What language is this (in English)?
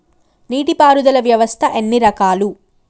Telugu